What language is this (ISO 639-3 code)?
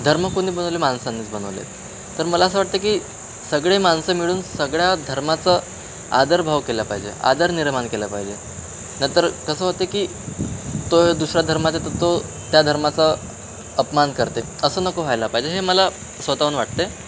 mar